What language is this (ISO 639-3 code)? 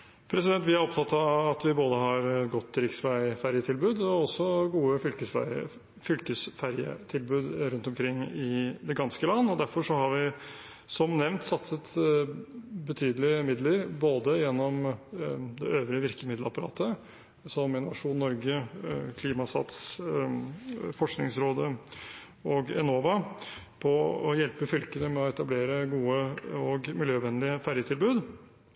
nor